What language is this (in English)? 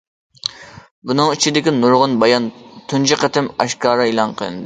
Uyghur